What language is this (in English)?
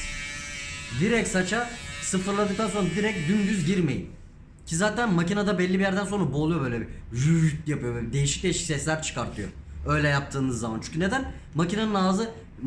Turkish